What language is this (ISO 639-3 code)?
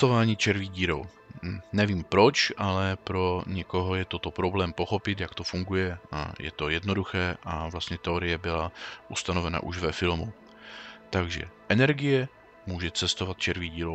ces